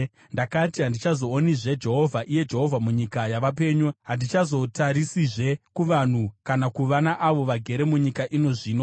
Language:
Shona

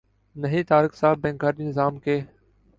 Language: Urdu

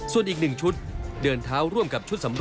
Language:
Thai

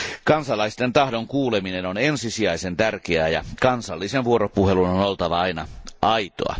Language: Finnish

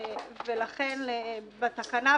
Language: Hebrew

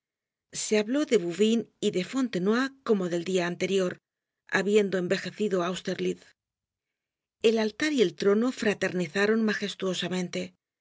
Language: Spanish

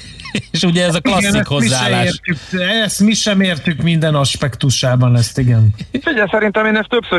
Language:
Hungarian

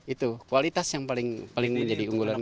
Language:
Indonesian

